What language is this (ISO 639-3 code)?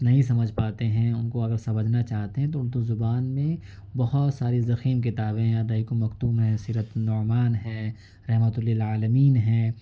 urd